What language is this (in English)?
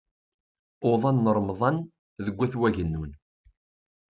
Kabyle